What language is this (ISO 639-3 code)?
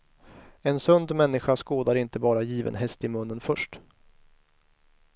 swe